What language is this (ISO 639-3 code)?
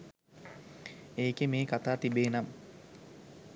sin